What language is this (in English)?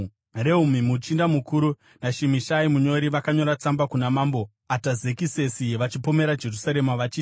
Shona